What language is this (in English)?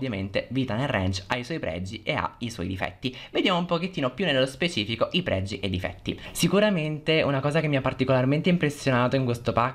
Italian